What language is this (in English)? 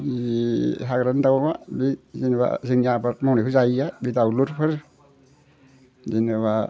Bodo